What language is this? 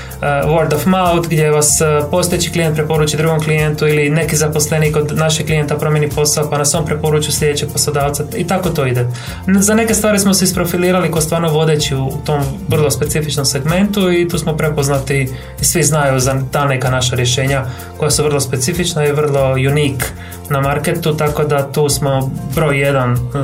Croatian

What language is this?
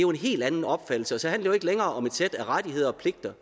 Danish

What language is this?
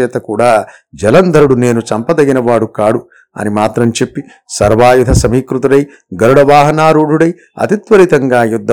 Telugu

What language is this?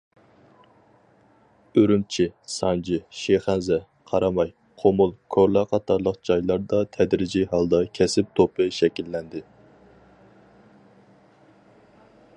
Uyghur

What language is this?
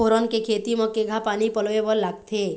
Chhattisgarhi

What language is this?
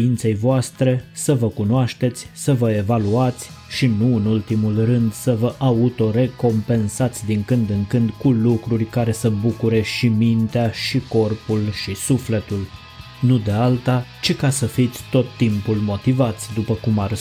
Romanian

